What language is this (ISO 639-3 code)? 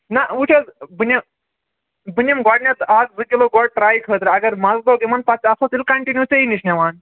kas